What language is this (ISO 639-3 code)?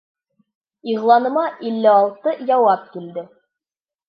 bak